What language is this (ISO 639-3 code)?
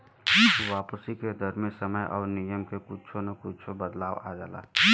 bho